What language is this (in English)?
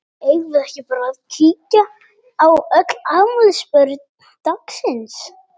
Icelandic